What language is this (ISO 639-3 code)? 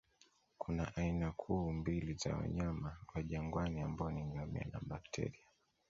swa